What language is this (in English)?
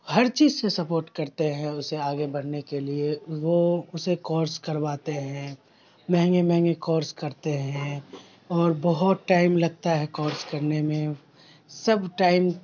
Urdu